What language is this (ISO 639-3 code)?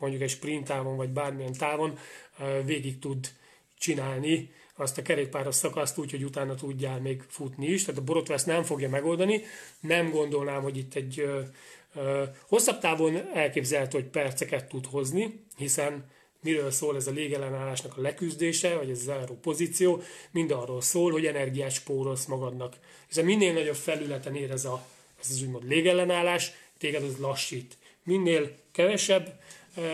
hun